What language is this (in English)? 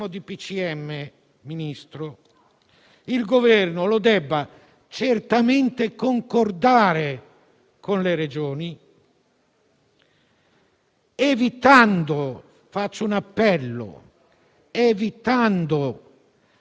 Italian